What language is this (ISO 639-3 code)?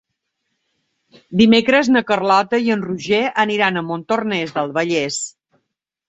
cat